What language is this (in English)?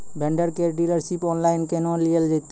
Maithili